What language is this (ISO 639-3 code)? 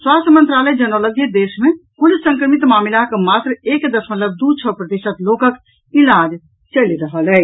mai